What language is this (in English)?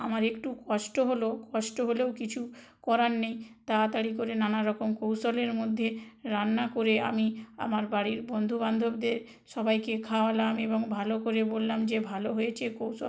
Bangla